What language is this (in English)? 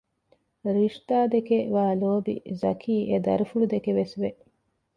Divehi